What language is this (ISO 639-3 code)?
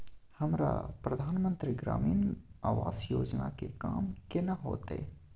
mai